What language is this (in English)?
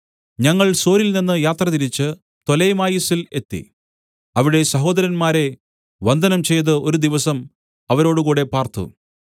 Malayalam